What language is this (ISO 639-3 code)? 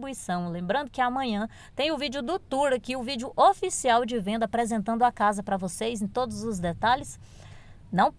por